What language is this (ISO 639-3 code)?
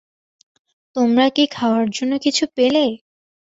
ben